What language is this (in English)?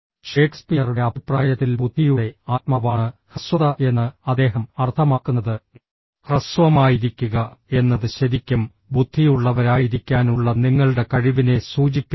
Malayalam